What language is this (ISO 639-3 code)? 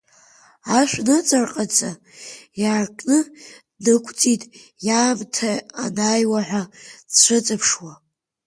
abk